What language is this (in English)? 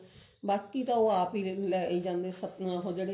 Punjabi